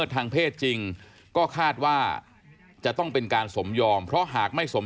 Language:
Thai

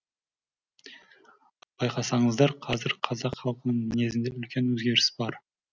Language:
Kazakh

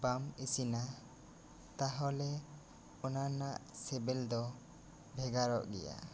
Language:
Santali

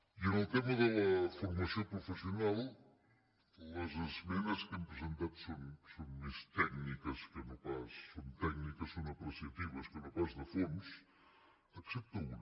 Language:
Catalan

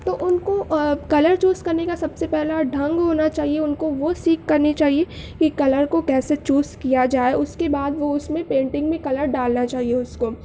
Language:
Urdu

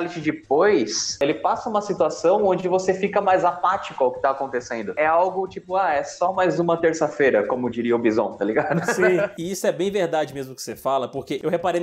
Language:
Portuguese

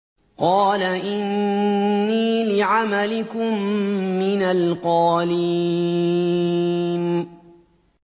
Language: Arabic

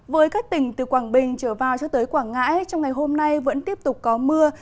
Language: Vietnamese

